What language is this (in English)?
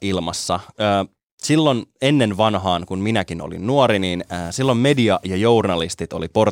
Finnish